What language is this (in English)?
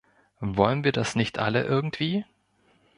German